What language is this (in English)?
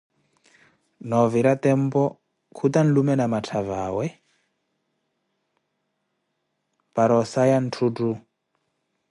Koti